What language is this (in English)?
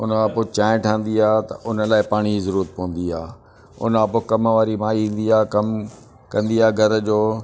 Sindhi